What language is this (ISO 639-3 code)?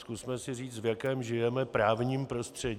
ces